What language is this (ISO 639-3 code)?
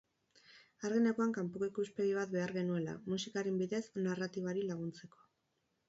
eus